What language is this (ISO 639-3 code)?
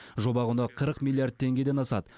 kaz